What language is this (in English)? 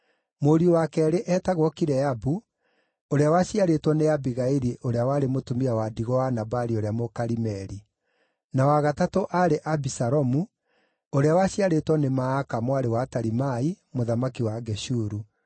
Kikuyu